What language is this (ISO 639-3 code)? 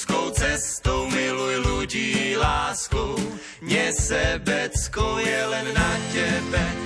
slk